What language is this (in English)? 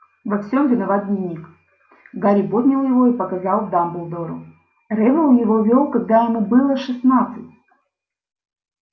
Russian